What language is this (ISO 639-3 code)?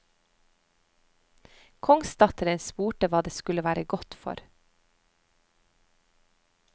nor